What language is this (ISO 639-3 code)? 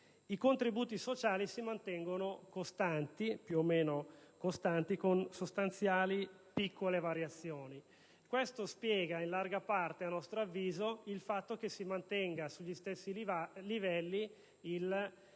ita